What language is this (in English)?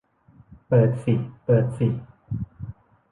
Thai